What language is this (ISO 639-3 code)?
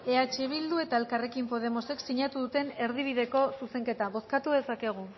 eus